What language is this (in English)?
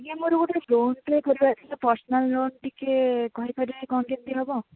Odia